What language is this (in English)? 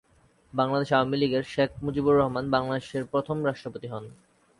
Bangla